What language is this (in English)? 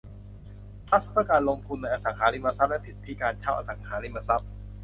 Thai